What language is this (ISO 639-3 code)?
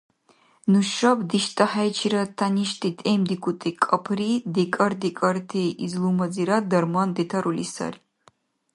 dar